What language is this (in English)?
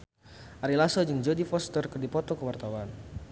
Sundanese